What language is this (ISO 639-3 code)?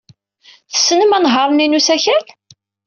kab